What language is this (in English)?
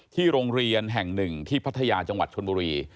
Thai